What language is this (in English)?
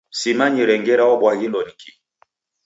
Taita